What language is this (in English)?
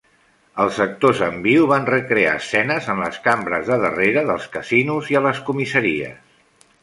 Catalan